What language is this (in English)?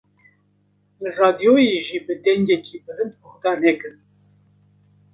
Kurdish